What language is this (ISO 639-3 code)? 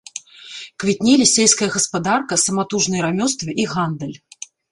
bel